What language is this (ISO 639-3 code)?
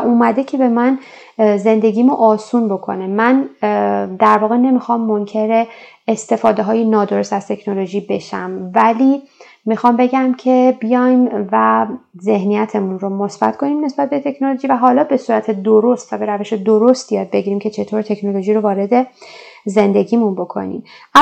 fas